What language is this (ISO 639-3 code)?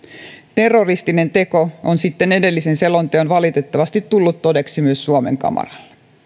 fin